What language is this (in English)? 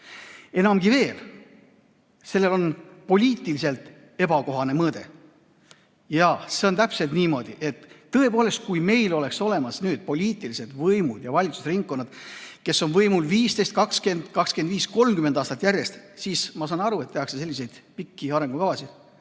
Estonian